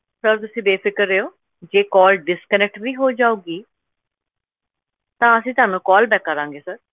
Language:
Punjabi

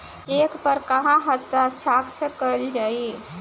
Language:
Bhojpuri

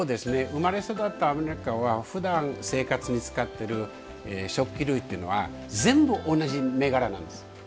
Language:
Japanese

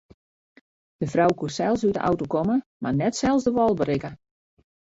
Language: Western Frisian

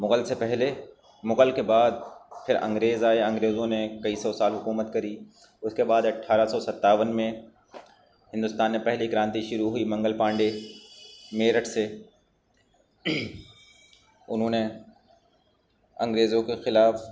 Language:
Urdu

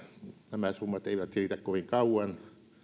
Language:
Finnish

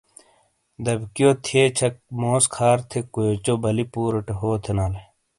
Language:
Shina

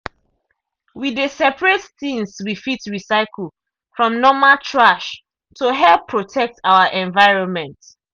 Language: Nigerian Pidgin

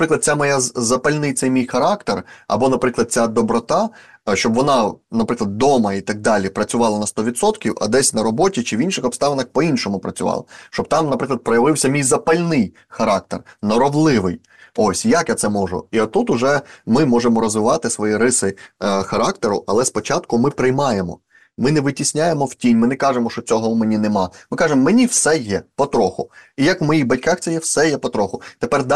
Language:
Ukrainian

